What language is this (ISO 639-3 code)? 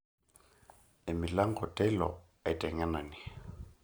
mas